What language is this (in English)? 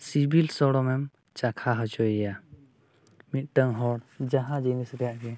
Santali